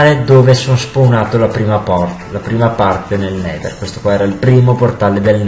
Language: Italian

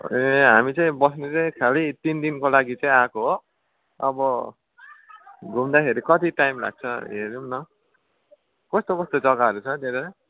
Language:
Nepali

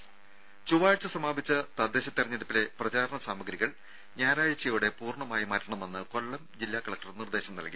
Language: Malayalam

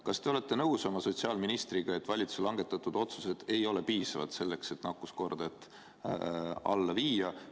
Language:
Estonian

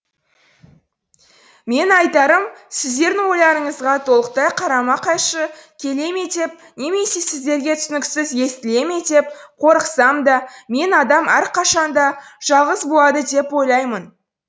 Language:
Kazakh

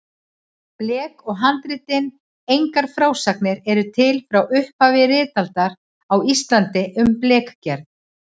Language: Icelandic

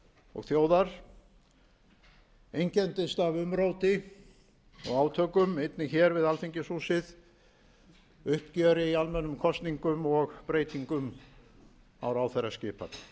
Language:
Icelandic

